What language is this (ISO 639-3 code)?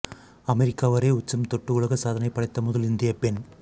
tam